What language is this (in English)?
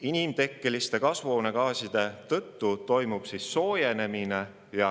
Estonian